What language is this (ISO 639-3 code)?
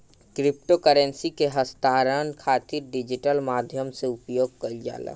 bho